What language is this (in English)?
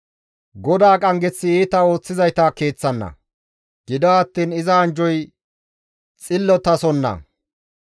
Gamo